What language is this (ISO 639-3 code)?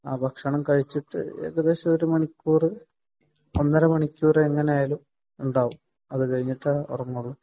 mal